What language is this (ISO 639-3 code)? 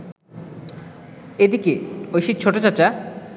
ben